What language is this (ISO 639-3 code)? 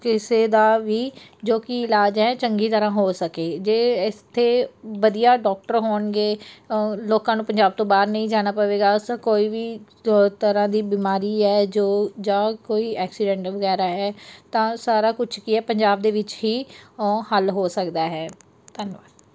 pan